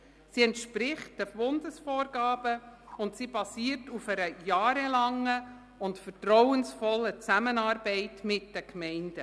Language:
Swiss German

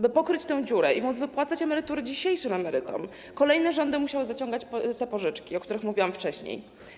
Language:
Polish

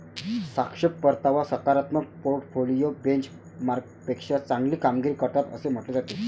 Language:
Marathi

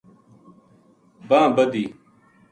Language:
Gujari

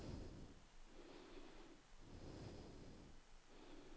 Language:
Danish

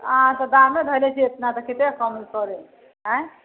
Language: Maithili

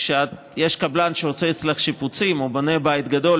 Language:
Hebrew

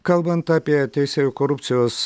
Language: Lithuanian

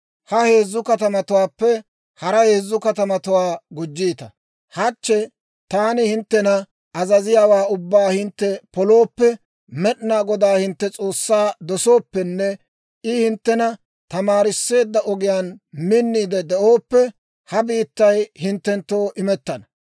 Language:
Dawro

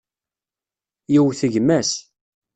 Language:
Kabyle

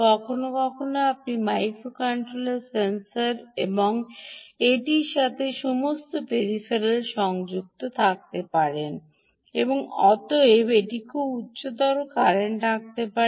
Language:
Bangla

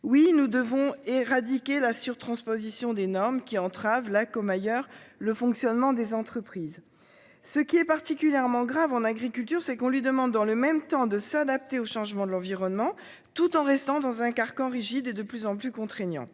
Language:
French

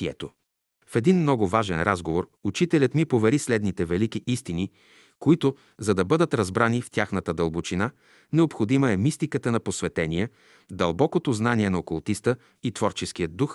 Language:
Bulgarian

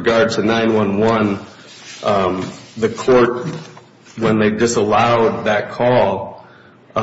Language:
English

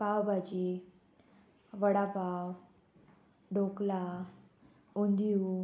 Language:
Konkani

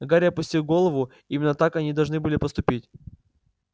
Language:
Russian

